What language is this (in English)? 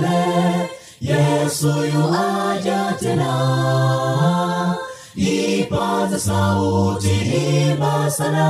Swahili